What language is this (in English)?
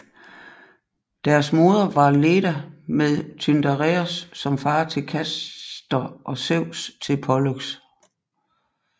Danish